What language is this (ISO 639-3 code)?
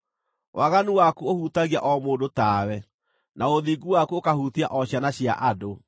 kik